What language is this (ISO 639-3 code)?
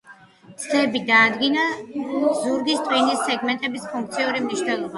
kat